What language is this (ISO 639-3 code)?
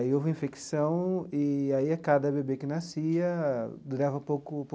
por